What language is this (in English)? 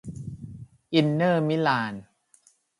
Thai